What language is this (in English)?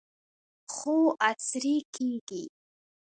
Pashto